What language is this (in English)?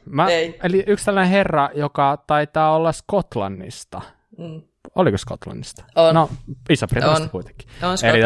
Finnish